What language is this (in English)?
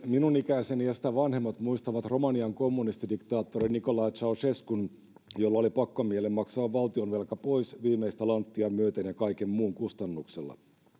Finnish